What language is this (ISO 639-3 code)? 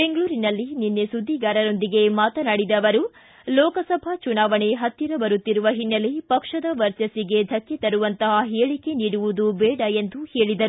kan